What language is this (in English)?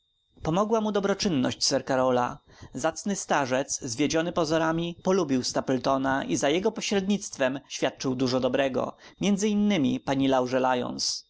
Polish